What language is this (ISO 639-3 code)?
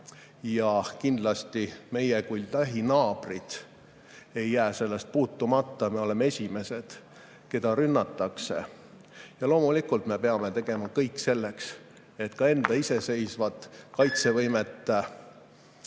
est